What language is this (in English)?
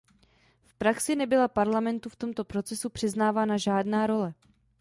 Czech